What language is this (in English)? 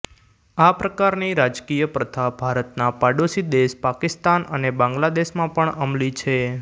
Gujarati